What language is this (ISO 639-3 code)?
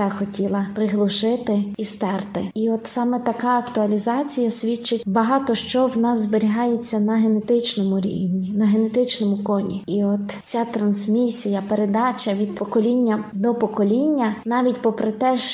ukr